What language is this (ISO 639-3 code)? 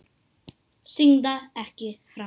isl